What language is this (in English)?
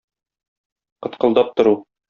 Tatar